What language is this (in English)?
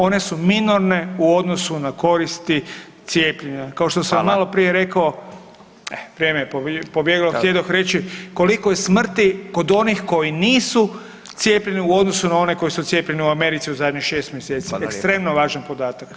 Croatian